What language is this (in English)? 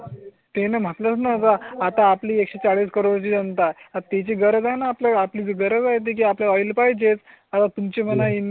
Marathi